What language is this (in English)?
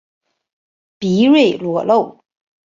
Chinese